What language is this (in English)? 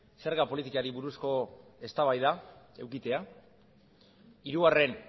Basque